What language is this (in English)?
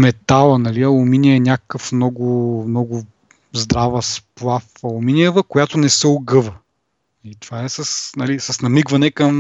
Bulgarian